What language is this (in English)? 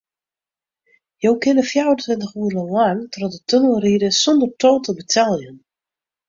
Western Frisian